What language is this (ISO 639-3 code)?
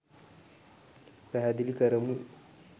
sin